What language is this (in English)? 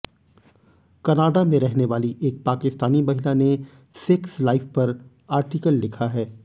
Hindi